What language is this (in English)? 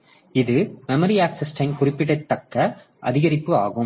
Tamil